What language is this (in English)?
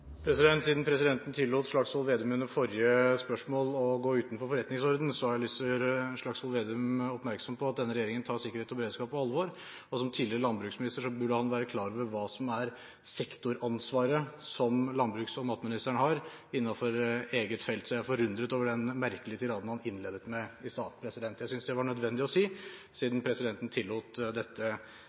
Norwegian Bokmål